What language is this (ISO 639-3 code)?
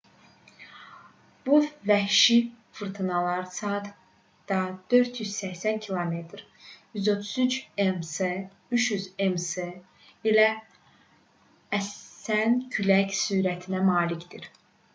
aze